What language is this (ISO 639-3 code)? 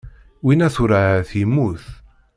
kab